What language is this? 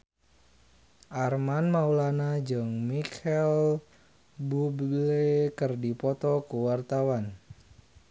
Sundanese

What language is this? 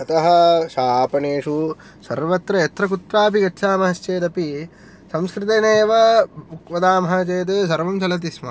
Sanskrit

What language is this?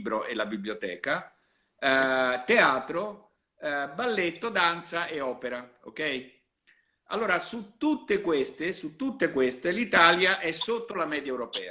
Italian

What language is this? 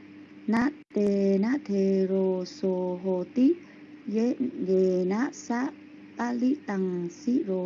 Vietnamese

